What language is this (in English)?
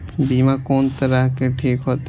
Maithili